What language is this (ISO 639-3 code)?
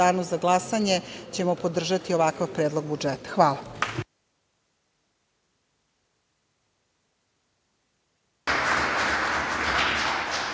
srp